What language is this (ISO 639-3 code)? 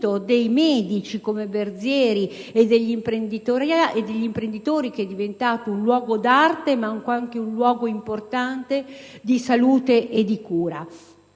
ita